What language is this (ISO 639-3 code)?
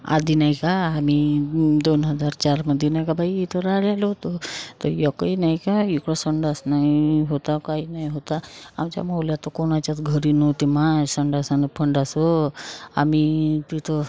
mar